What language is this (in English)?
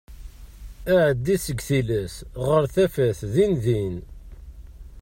Kabyle